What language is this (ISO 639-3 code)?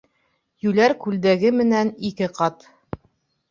bak